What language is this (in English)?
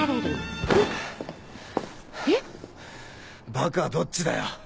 Japanese